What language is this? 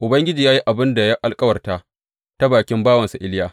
Hausa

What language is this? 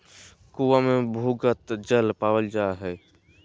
Magahi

